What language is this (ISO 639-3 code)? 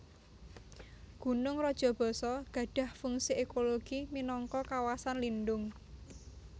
jav